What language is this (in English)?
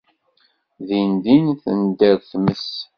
Kabyle